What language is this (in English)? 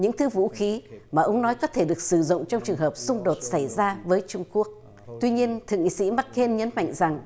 Vietnamese